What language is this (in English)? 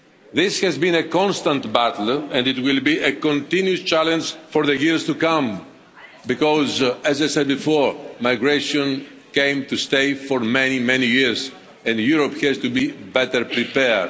English